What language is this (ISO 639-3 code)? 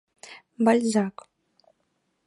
chm